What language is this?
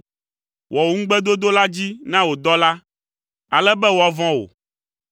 Ewe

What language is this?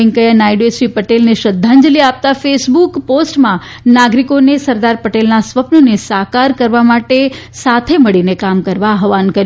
Gujarati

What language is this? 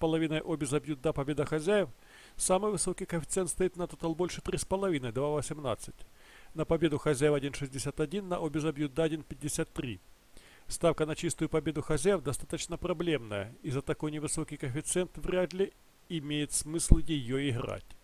Russian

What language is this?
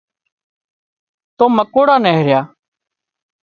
Wadiyara Koli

